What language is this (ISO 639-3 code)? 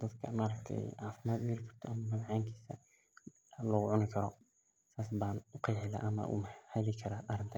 som